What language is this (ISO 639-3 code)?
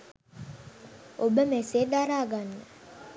sin